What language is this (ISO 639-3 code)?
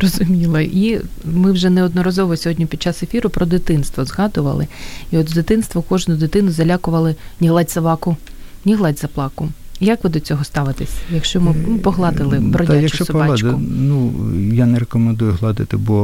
ukr